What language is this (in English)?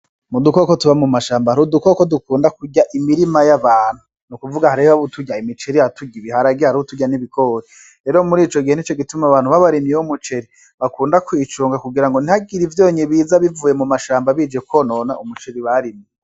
Rundi